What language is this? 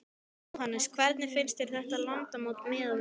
Icelandic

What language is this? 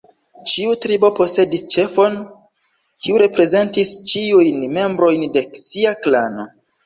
Esperanto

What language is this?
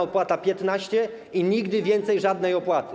Polish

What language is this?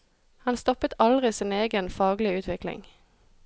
Norwegian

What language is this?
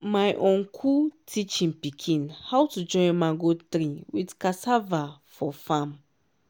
Nigerian Pidgin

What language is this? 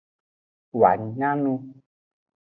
Aja (Benin)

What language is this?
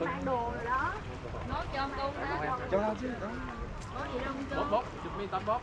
Vietnamese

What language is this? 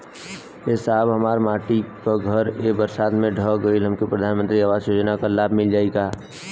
Bhojpuri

